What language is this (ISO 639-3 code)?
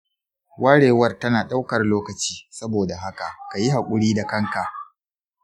hau